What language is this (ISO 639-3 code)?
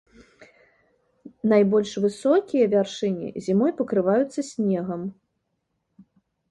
bel